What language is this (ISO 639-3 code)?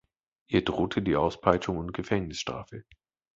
deu